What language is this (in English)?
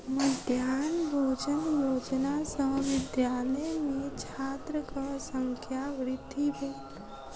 Maithili